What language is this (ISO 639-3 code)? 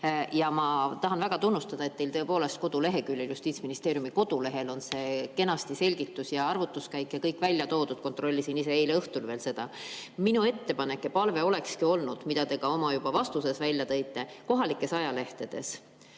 est